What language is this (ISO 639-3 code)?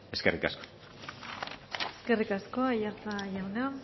eus